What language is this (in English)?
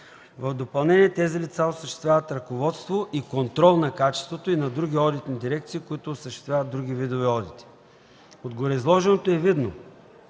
Bulgarian